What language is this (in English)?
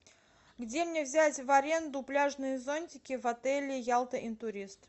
Russian